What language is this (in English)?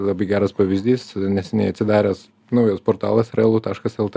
Lithuanian